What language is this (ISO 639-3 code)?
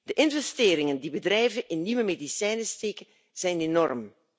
nld